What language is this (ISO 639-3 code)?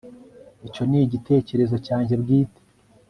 kin